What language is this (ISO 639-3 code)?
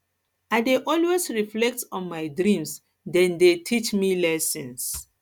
pcm